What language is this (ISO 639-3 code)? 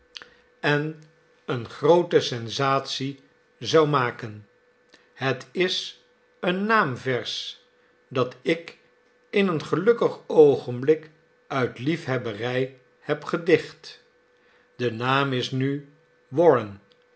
nld